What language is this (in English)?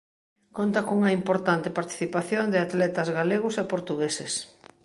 Galician